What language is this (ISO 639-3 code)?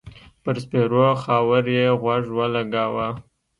pus